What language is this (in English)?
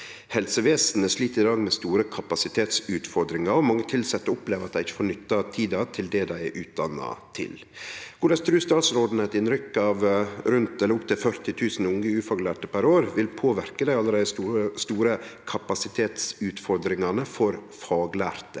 Norwegian